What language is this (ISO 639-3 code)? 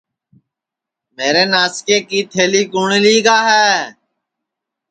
ssi